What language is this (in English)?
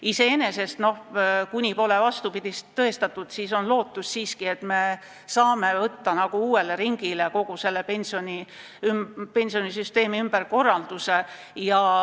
Estonian